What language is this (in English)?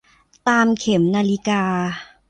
Thai